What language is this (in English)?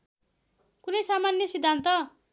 Nepali